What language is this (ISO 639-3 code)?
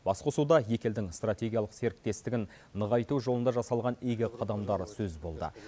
kaz